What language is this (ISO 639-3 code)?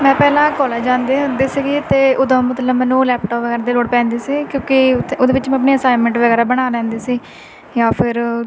pan